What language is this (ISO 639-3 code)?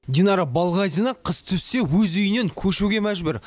kaz